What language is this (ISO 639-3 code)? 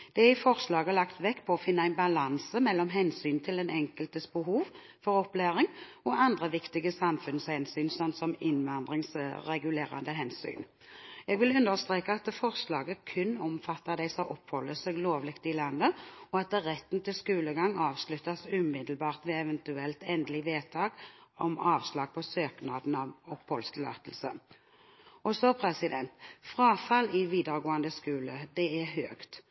nob